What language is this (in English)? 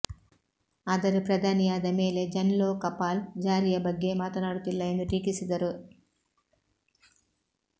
Kannada